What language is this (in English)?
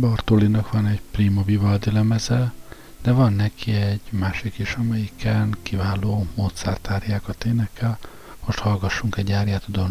Hungarian